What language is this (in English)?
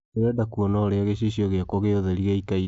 Kikuyu